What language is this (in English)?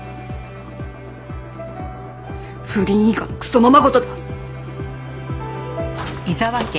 Japanese